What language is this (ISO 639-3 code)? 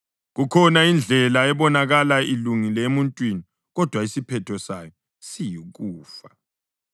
nde